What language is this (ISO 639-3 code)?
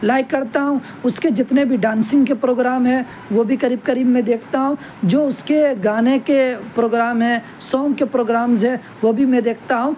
urd